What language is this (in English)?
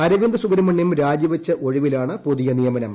Malayalam